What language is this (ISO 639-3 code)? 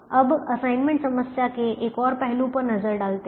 hin